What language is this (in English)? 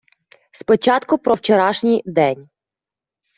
Ukrainian